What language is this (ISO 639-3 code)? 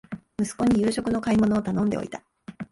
jpn